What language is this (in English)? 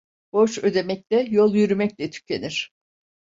Turkish